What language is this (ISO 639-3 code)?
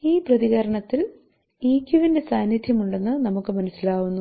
mal